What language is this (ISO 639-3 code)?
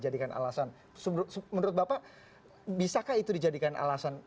ind